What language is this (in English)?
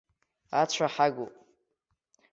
Abkhazian